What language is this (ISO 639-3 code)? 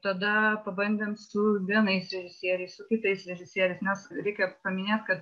lit